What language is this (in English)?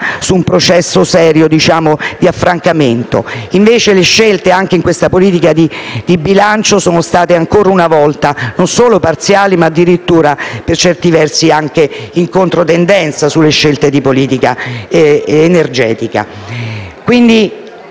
Italian